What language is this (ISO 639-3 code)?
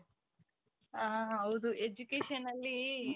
kan